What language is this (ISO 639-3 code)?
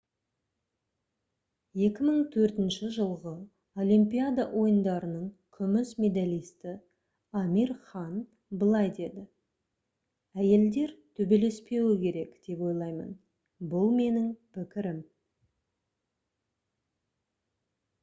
kaz